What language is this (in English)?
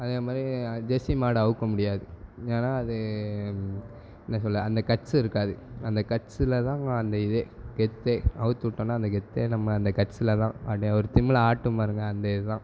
Tamil